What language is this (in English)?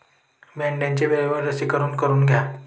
Marathi